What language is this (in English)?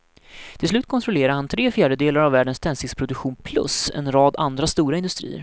Swedish